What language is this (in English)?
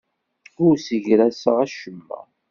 Kabyle